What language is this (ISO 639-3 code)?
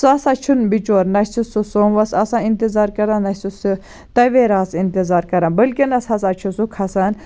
kas